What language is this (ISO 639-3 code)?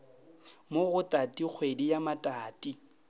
nso